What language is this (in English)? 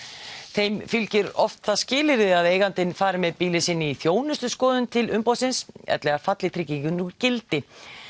Icelandic